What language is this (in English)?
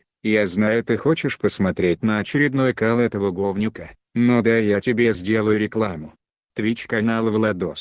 Russian